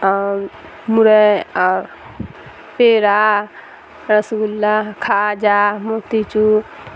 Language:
Urdu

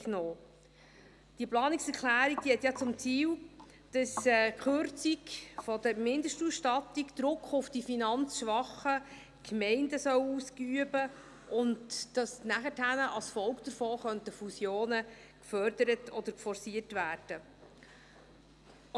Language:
Swiss German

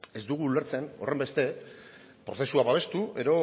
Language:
Basque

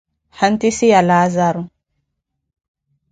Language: Koti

